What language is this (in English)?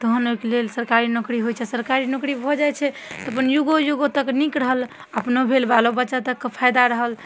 Maithili